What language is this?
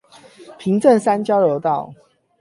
Chinese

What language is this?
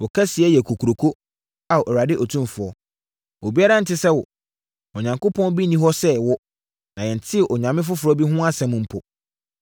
Akan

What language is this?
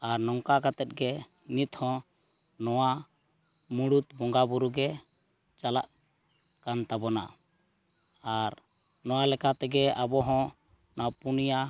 Santali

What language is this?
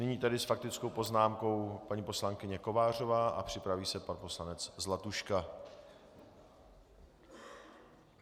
Czech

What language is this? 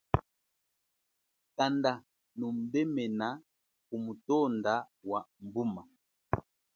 Chokwe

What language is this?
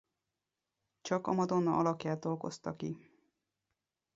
Hungarian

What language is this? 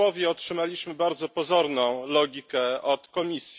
Polish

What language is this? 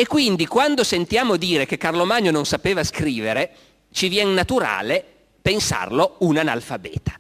Italian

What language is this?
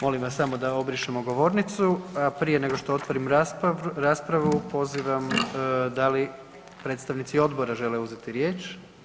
Croatian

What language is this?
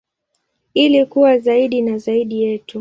Swahili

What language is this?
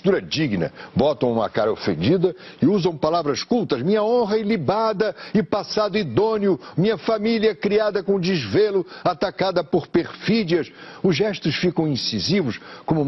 Portuguese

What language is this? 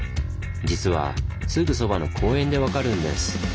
Japanese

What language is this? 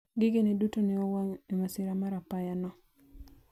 Luo (Kenya and Tanzania)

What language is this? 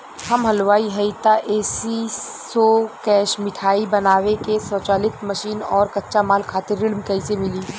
Bhojpuri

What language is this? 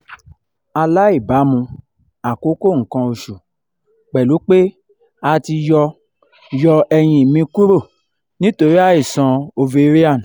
Yoruba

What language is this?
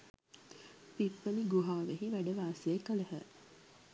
Sinhala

